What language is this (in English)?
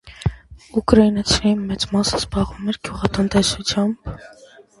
Armenian